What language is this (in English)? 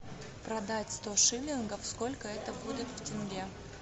Russian